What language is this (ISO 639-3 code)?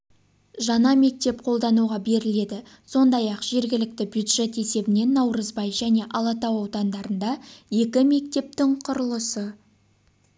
kaz